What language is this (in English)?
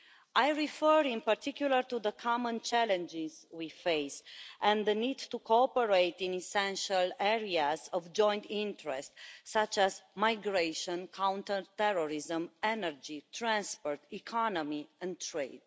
English